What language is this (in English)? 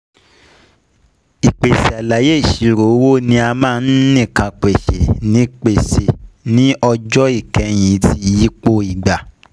Yoruba